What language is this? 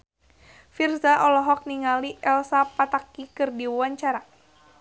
Sundanese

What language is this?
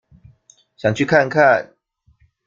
Chinese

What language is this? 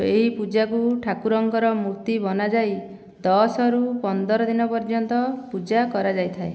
Odia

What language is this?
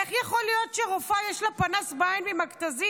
Hebrew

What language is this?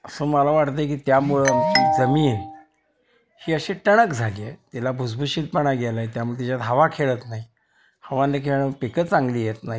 Marathi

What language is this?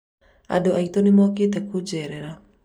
Kikuyu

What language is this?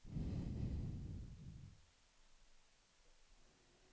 Swedish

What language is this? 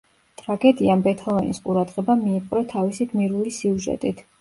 Georgian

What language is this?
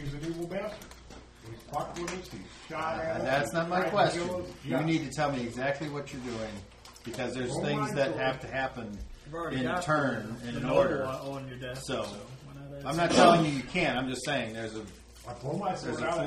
English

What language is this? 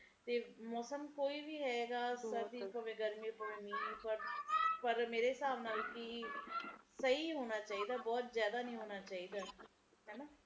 Punjabi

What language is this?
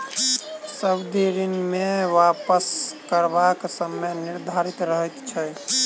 Maithili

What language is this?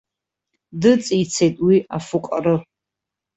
Abkhazian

